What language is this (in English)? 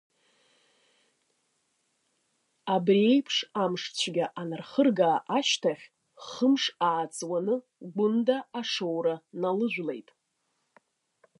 Abkhazian